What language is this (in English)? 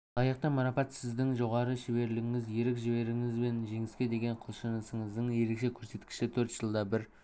Kazakh